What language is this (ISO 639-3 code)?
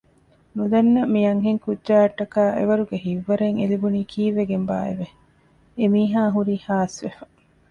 div